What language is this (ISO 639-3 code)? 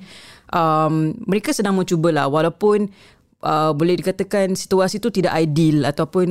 msa